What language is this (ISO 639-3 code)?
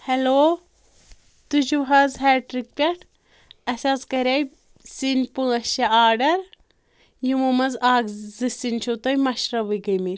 kas